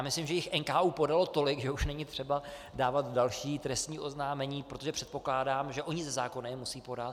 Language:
Czech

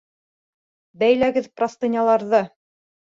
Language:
Bashkir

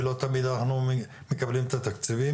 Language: Hebrew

